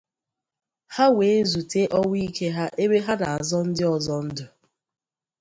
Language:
Igbo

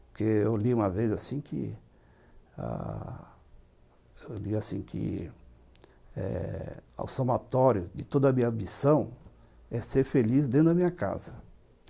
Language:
Portuguese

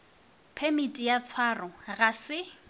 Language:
Northern Sotho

